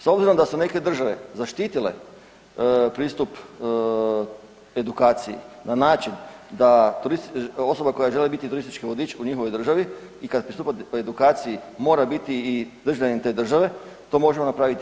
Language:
Croatian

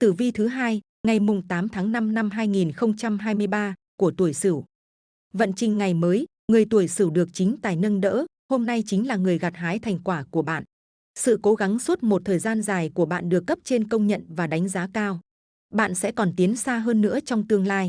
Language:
Vietnamese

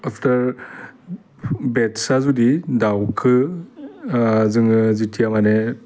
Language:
Bodo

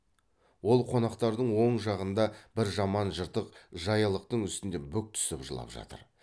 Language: Kazakh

